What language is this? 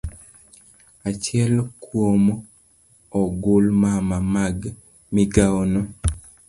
Luo (Kenya and Tanzania)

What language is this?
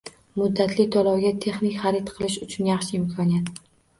Uzbek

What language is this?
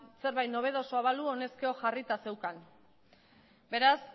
Basque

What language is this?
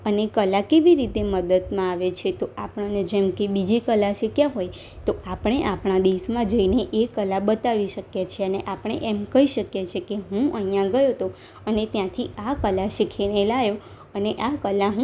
Gujarati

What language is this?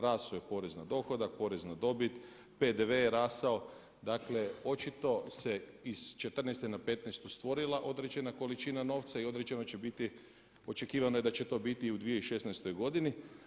Croatian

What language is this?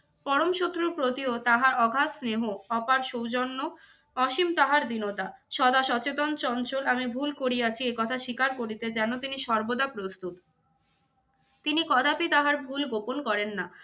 Bangla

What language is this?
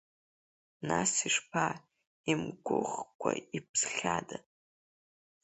Abkhazian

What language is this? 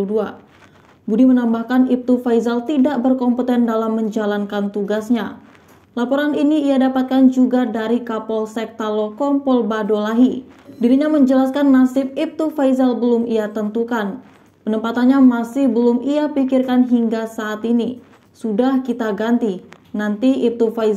Indonesian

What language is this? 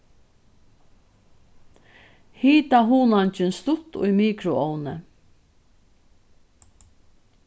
Faroese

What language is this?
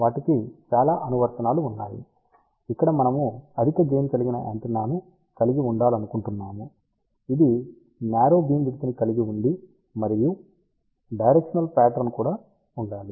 Telugu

